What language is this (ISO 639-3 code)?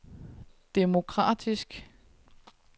dan